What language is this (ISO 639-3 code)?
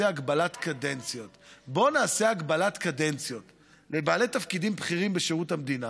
heb